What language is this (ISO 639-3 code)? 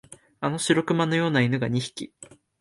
jpn